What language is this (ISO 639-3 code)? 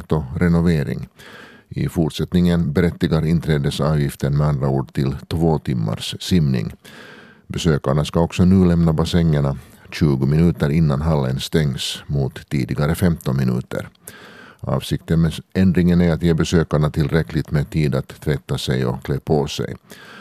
swe